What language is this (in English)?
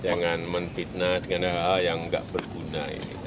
Indonesian